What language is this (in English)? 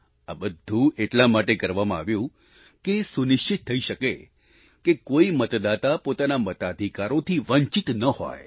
Gujarati